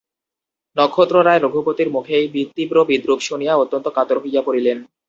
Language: Bangla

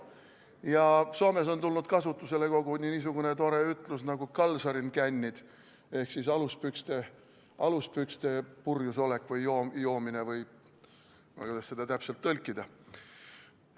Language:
Estonian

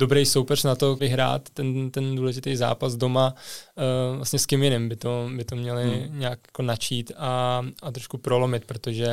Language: Czech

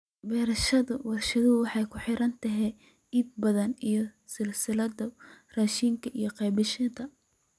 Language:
Somali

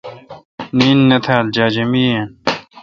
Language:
Kalkoti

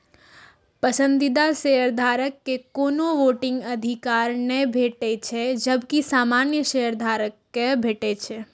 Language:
Maithili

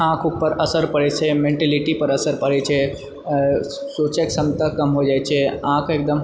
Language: Maithili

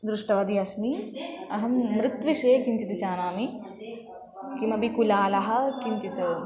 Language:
Sanskrit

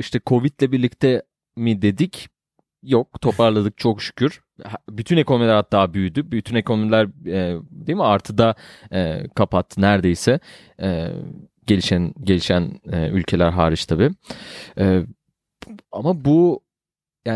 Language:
Turkish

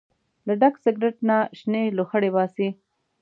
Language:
Pashto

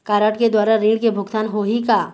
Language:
Chhattisgarhi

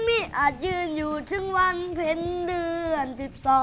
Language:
Thai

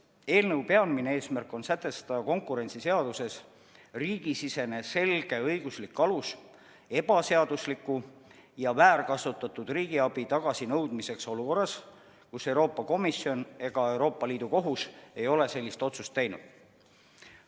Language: Estonian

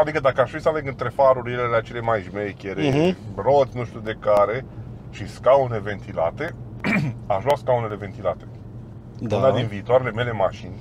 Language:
Romanian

